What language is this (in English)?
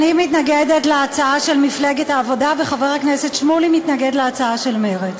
Hebrew